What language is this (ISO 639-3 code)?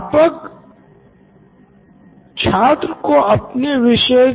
hin